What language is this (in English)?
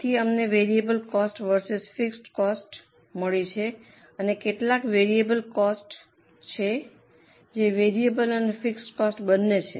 Gujarati